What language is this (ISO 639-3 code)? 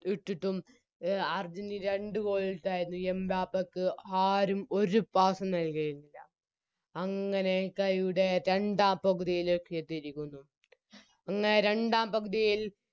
mal